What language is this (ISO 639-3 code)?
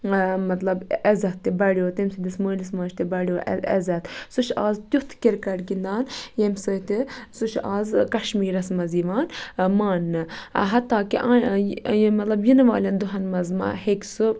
kas